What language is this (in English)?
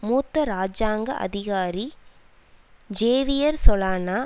Tamil